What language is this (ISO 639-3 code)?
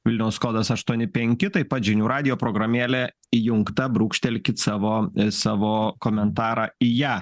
lit